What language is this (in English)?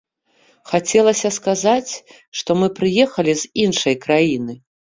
Belarusian